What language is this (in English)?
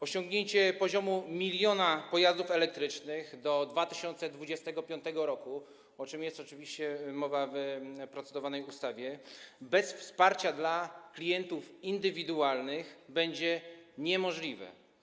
Polish